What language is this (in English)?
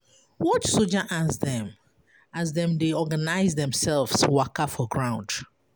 Nigerian Pidgin